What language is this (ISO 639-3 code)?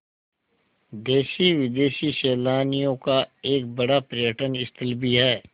hin